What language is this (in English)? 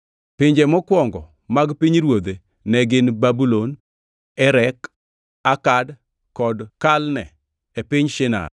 Luo (Kenya and Tanzania)